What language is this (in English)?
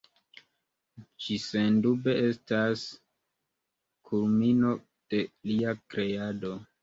Esperanto